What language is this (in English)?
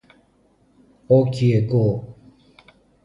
Greek